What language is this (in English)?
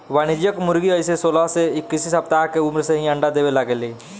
Bhojpuri